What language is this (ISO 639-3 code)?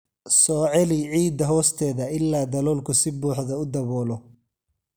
som